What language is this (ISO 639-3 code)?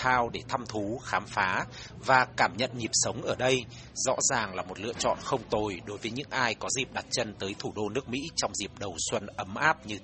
vie